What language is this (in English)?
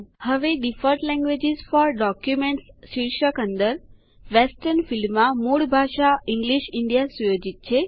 Gujarati